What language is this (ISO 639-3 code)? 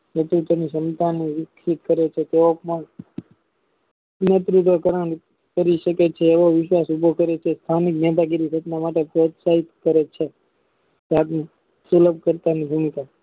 guj